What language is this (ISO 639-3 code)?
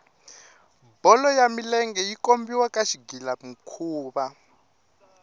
tso